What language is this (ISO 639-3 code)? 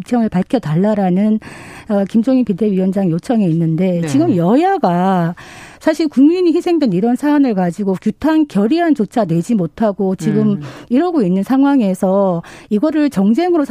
kor